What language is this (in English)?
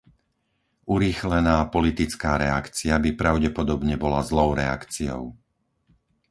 Slovak